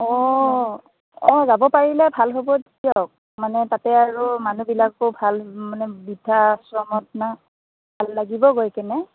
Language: Assamese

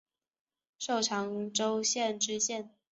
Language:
Chinese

